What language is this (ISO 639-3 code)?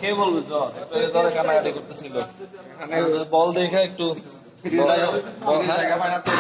tur